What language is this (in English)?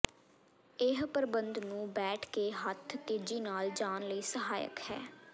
Punjabi